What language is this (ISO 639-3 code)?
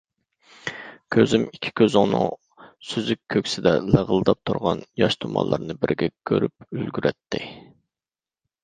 uig